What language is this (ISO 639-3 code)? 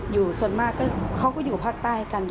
tha